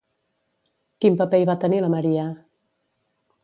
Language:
Catalan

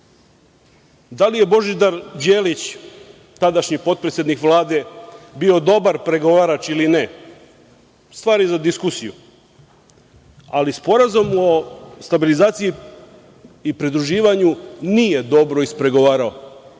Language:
Serbian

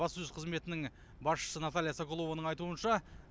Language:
Kazakh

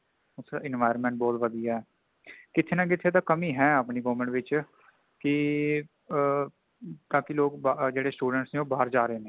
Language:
Punjabi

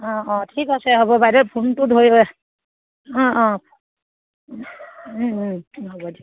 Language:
Assamese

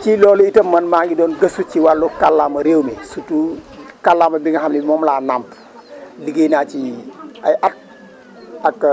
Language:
Wolof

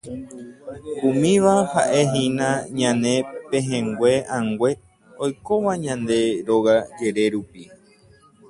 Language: Guarani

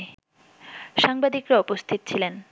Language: Bangla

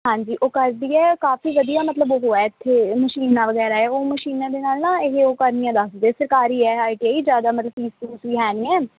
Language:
Punjabi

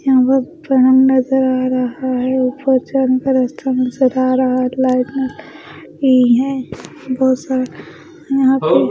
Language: Hindi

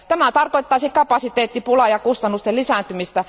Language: Finnish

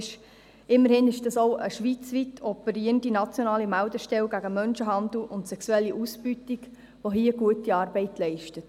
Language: Swiss German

